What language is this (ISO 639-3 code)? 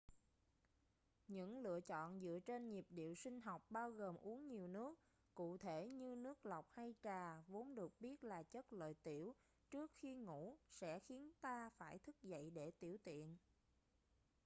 vie